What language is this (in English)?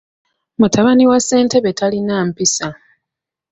Ganda